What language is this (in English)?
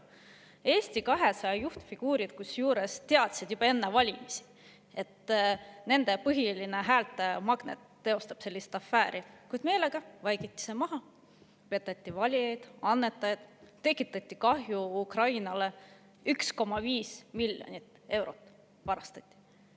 Estonian